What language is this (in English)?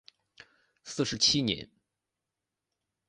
Chinese